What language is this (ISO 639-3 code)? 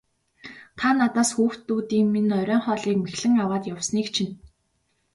mon